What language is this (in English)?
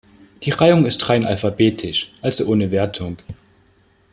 German